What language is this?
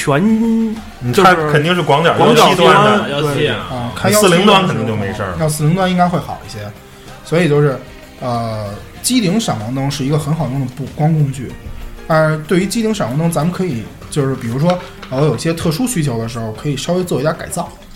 Chinese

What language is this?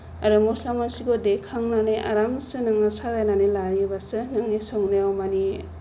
Bodo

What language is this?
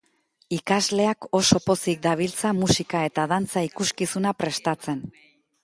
Basque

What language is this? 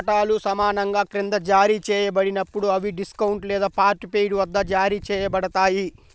Telugu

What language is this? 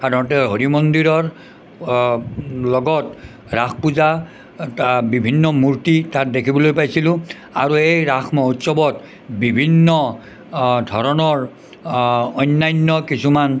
Assamese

